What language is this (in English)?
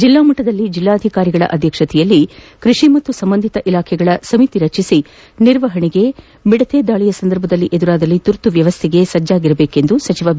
Kannada